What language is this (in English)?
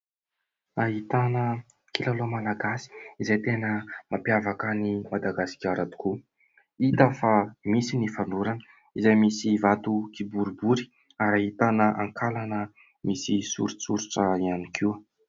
Malagasy